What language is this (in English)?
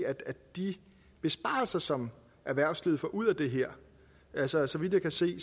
Danish